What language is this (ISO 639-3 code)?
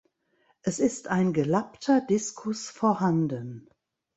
deu